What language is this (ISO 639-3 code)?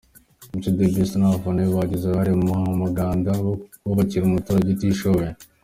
kin